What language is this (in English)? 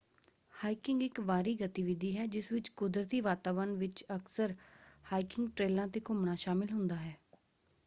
Punjabi